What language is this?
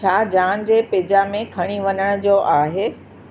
Sindhi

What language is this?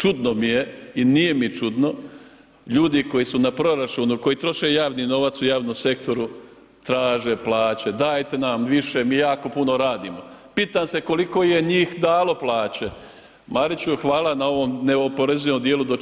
Croatian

